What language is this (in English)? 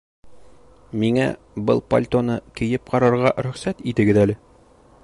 Bashkir